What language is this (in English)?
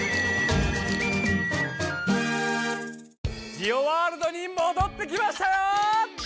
Japanese